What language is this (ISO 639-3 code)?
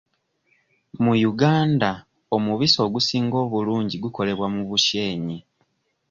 lug